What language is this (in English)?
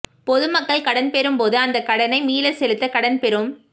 Tamil